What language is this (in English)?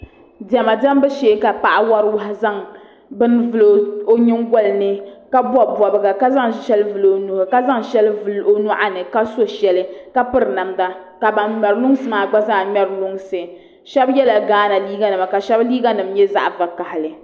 Dagbani